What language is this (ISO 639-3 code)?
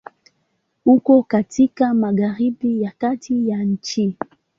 swa